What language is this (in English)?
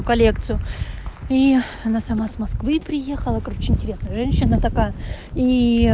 Russian